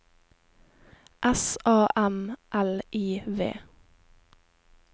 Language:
Norwegian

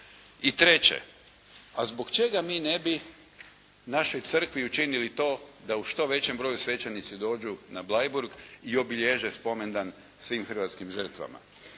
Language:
Croatian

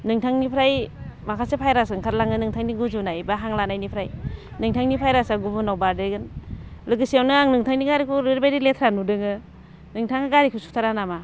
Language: Bodo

